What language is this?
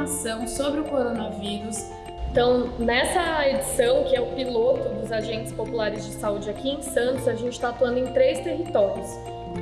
Portuguese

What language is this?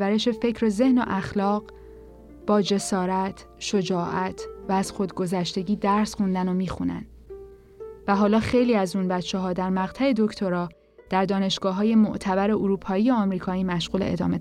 Persian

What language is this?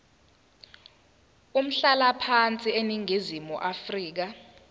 Zulu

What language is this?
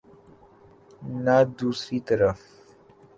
Urdu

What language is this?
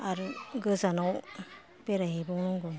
Bodo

